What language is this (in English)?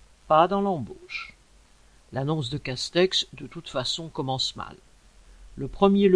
French